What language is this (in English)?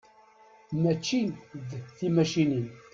Kabyle